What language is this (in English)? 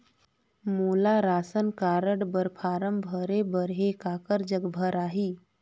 Chhattisgarhi